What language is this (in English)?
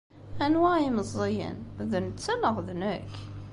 Kabyle